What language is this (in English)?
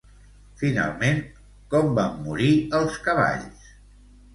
Catalan